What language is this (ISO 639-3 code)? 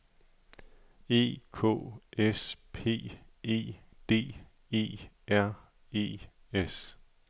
dan